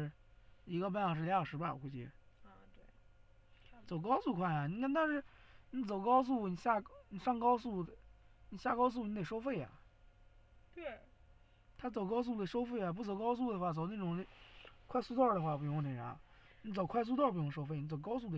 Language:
Chinese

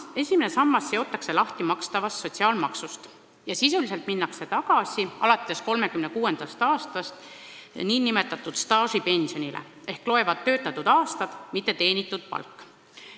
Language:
Estonian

